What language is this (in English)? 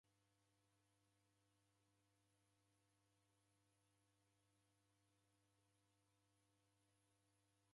Taita